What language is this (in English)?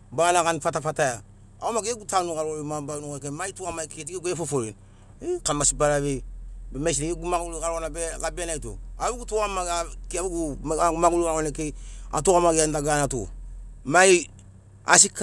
Sinaugoro